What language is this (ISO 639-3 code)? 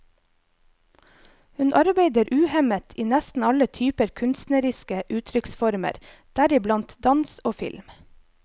nor